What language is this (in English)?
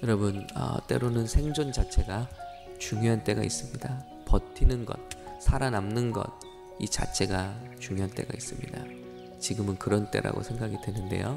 Korean